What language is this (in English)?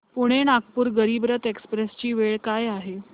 Marathi